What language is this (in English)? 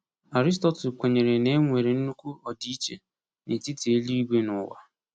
Igbo